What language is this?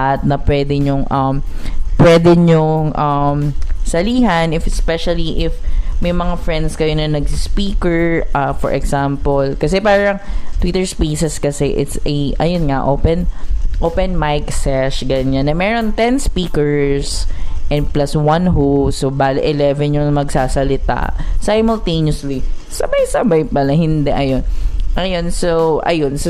Filipino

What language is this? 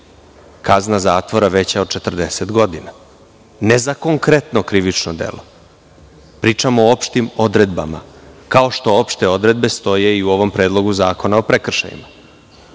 Serbian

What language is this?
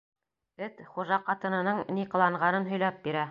Bashkir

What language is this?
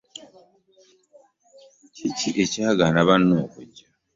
Ganda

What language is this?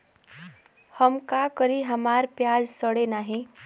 Bhojpuri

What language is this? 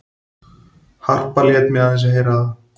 Icelandic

